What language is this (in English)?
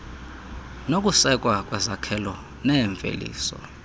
Xhosa